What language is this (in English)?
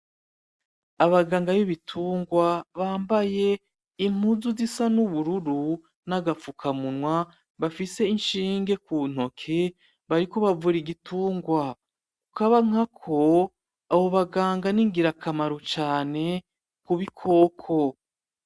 Rundi